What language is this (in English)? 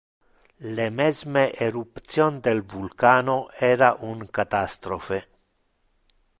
Interlingua